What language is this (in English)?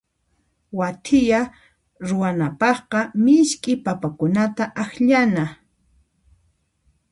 Puno Quechua